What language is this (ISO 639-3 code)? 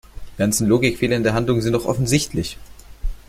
deu